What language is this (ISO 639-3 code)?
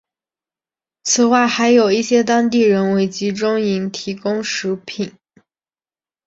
zho